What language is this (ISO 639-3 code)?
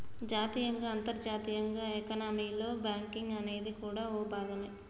tel